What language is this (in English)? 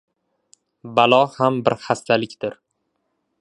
Uzbek